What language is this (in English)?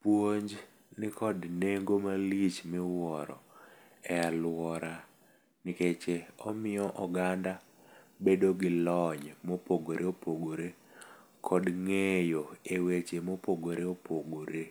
Luo (Kenya and Tanzania)